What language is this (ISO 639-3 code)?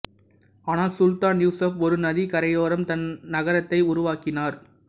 tam